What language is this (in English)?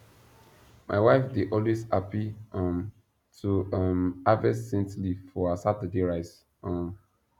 Nigerian Pidgin